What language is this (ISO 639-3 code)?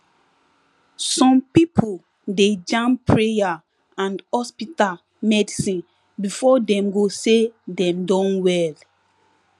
pcm